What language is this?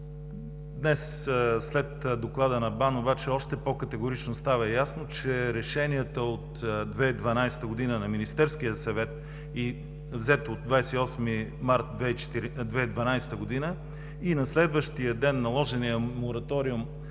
Bulgarian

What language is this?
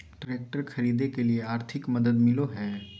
Magahi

